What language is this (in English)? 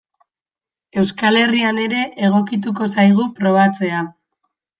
Basque